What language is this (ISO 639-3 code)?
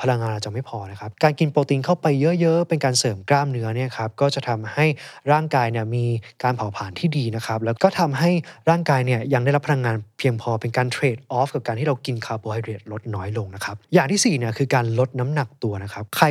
tha